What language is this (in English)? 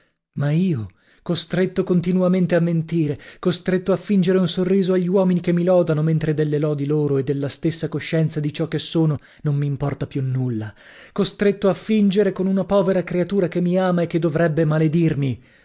Italian